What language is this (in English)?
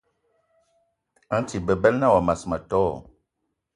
Eton (Cameroon)